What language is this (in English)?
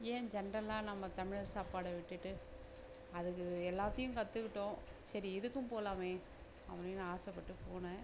Tamil